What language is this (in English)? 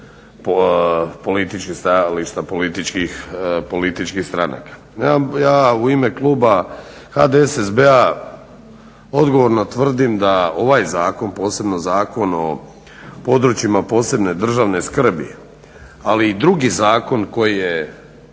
Croatian